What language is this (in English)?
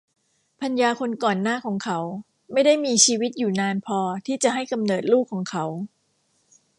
Thai